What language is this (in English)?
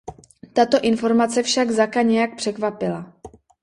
Czech